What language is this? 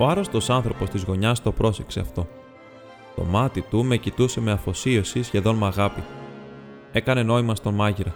Greek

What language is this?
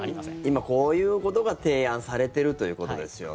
Japanese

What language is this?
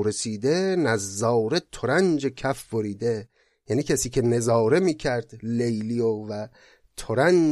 Persian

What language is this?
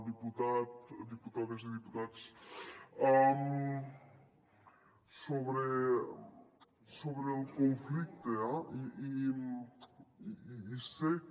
Catalan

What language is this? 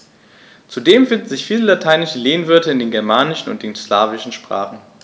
German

